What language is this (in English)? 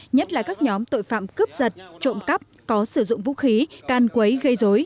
Vietnamese